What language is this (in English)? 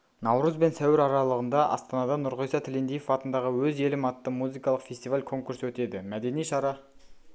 Kazakh